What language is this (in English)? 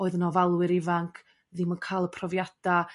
Welsh